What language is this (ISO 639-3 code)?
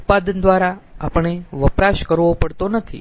guj